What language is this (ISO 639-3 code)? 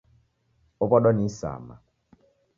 dav